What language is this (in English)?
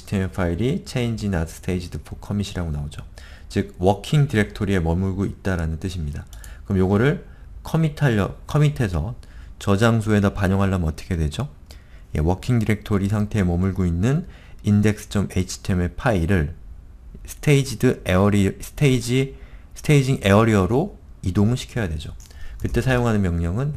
Korean